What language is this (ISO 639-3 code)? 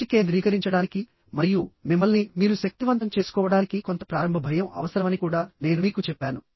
tel